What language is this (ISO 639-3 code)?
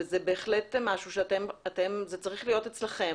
heb